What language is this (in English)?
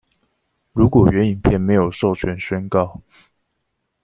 Chinese